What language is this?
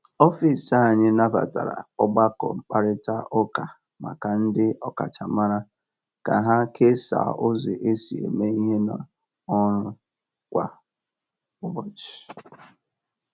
Igbo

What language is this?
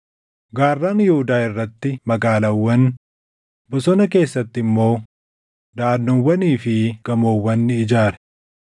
Oromo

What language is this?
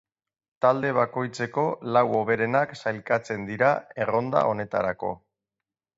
Basque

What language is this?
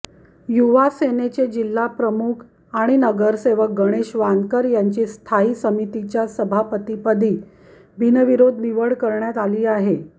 Marathi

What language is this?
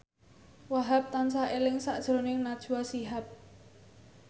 Javanese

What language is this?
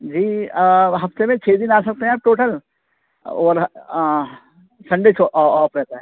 Urdu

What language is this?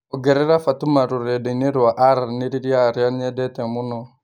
Kikuyu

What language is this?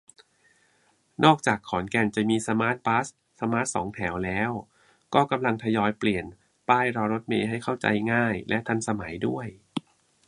Thai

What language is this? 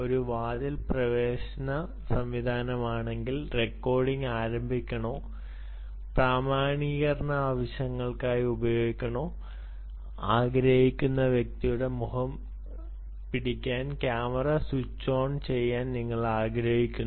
Malayalam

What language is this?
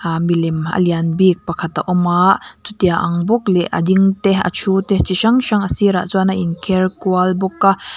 Mizo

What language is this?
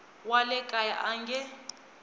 Tsonga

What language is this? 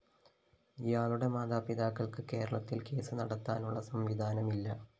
Malayalam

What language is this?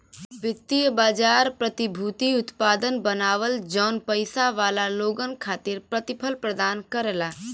Bhojpuri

